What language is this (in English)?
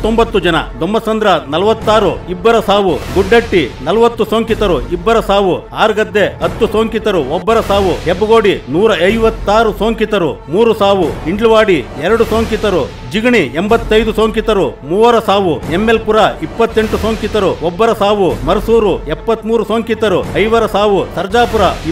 Hindi